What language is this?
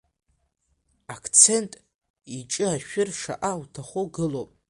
Abkhazian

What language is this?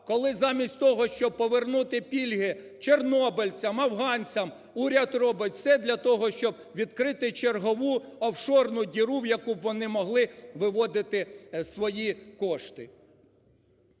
Ukrainian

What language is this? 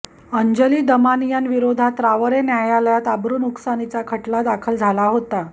Marathi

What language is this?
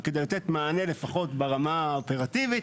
Hebrew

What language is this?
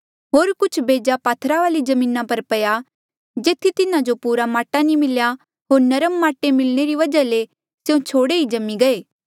Mandeali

